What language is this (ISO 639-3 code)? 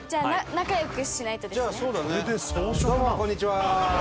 jpn